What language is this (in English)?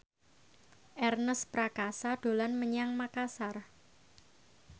Javanese